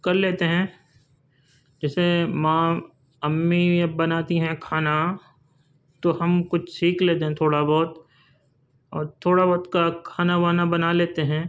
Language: Urdu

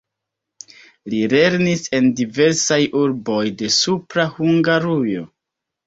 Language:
Esperanto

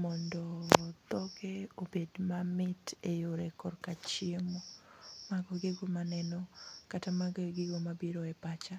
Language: Luo (Kenya and Tanzania)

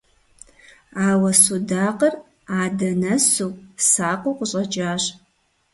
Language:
Kabardian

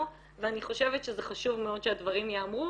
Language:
Hebrew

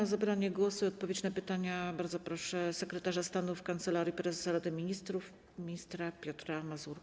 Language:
Polish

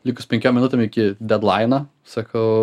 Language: Lithuanian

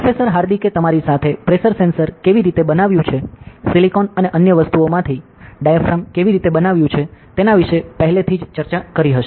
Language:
Gujarati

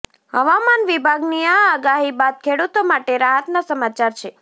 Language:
Gujarati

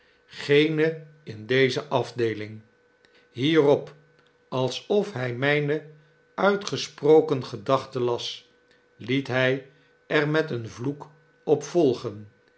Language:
Dutch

